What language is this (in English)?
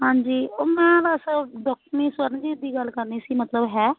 Punjabi